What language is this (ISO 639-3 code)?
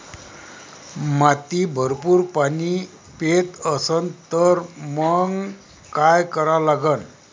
mar